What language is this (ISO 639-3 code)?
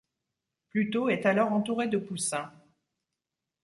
fra